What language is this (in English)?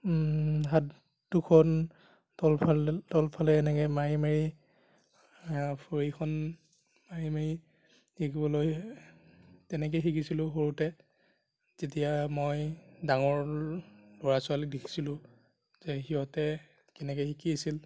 Assamese